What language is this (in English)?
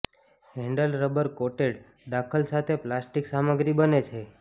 Gujarati